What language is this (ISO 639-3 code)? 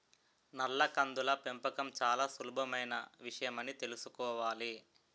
tel